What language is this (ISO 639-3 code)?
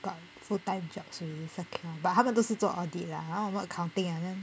eng